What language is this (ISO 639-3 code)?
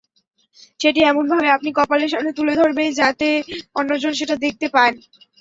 ben